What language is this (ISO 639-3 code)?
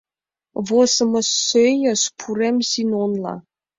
chm